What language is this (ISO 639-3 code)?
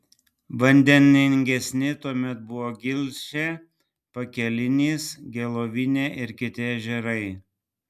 lit